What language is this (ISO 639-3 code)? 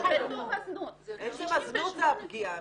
heb